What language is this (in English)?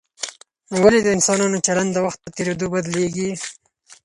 Pashto